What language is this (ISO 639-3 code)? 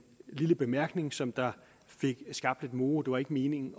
dan